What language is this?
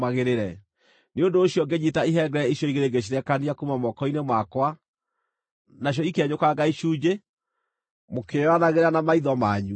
Kikuyu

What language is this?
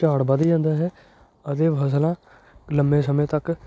Punjabi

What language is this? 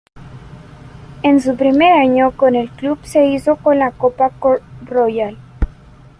Spanish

